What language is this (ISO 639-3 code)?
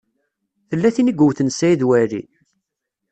kab